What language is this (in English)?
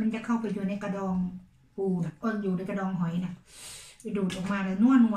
Thai